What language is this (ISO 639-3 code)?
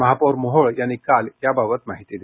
mar